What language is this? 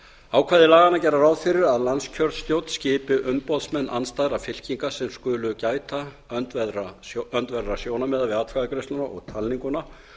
Icelandic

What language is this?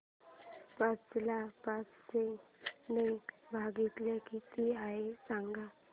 Marathi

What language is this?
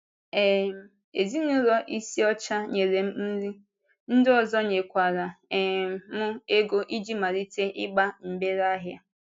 Igbo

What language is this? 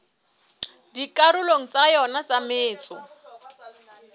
Southern Sotho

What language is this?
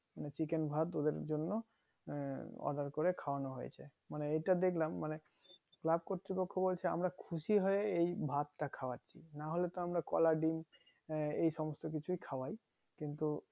Bangla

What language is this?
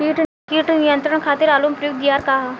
Bhojpuri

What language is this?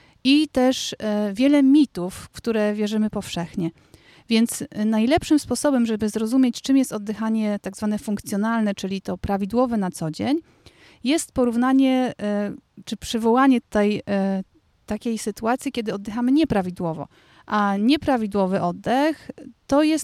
Polish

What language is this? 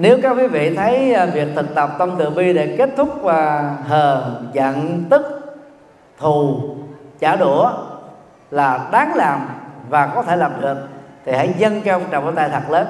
Vietnamese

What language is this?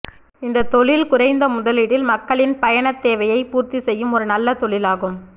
Tamil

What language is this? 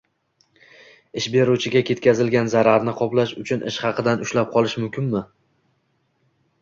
Uzbek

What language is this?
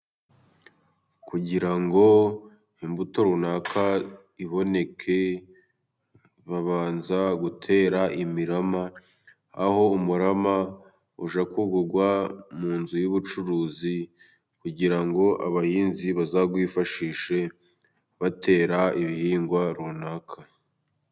Kinyarwanda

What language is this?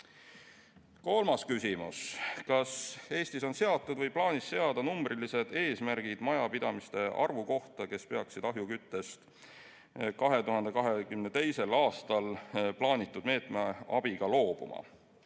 Estonian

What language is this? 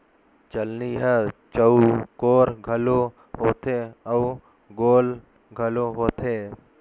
Chhattisgarhi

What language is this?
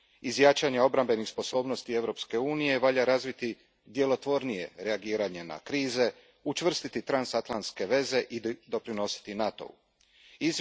Croatian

